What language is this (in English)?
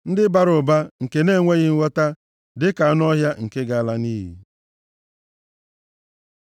Igbo